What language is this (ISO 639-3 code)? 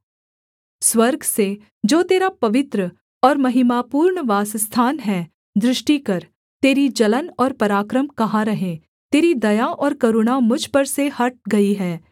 hin